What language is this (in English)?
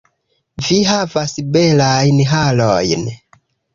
Esperanto